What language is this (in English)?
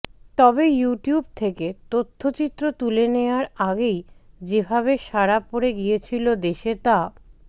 Bangla